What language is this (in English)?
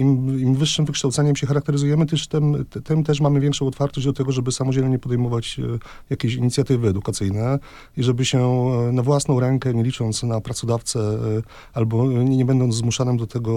Polish